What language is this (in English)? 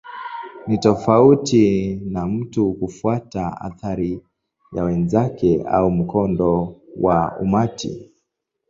Swahili